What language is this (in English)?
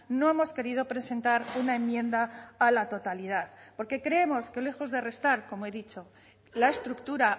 Spanish